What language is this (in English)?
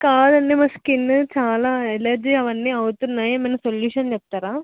Telugu